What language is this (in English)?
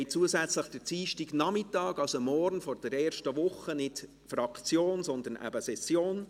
Swiss German